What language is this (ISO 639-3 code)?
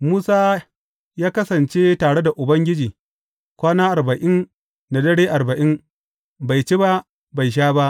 hau